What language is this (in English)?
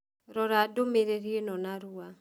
Kikuyu